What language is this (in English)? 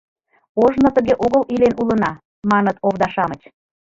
Mari